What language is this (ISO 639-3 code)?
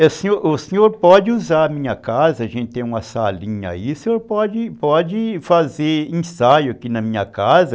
por